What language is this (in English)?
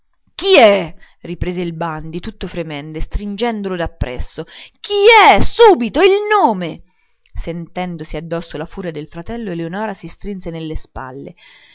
Italian